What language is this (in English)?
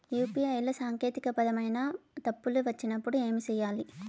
Telugu